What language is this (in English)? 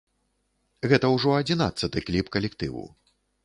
Belarusian